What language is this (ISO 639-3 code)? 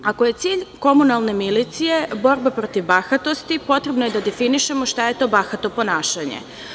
srp